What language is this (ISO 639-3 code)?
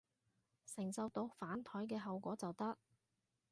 yue